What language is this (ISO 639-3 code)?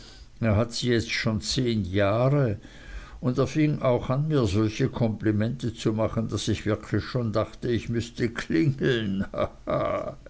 deu